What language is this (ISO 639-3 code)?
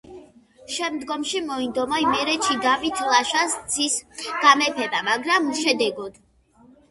kat